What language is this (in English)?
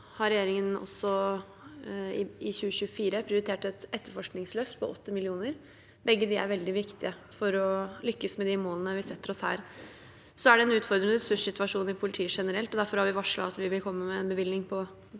Norwegian